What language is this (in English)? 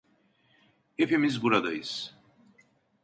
Turkish